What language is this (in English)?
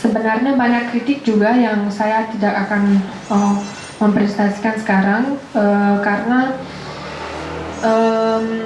Indonesian